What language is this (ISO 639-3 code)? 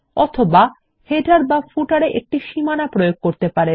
ben